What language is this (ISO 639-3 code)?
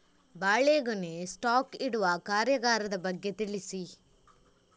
kan